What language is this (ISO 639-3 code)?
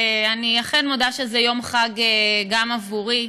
heb